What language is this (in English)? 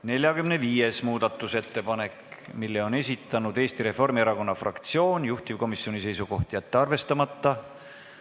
Estonian